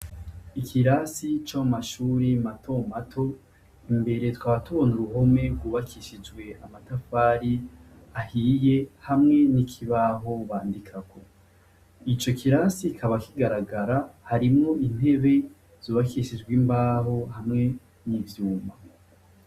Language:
Rundi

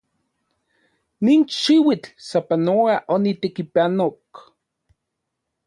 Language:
Central Puebla Nahuatl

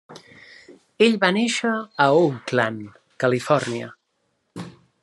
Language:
Catalan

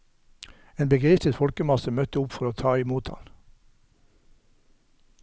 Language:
Norwegian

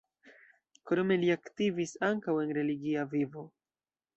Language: Esperanto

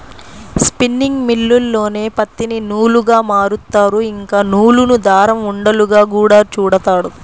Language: Telugu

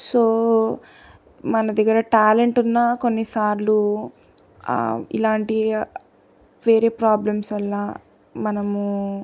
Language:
Telugu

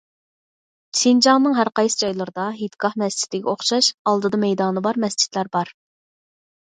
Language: Uyghur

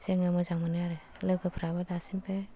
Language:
Bodo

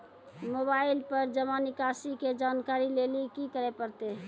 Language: Maithili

